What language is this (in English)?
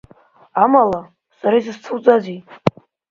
Abkhazian